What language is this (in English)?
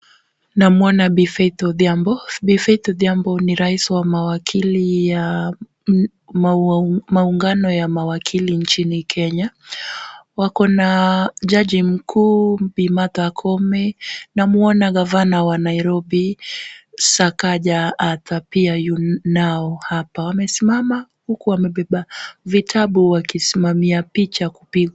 Swahili